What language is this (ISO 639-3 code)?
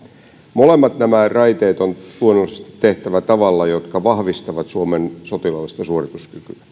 fin